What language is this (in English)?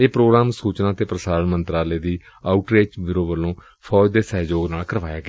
Punjabi